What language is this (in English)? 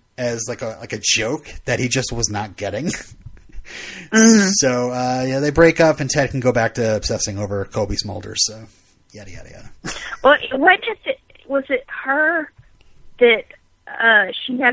English